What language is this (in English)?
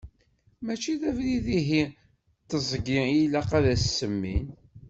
Kabyle